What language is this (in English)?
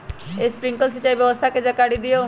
Magahi